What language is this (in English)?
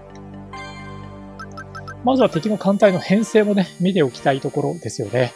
Japanese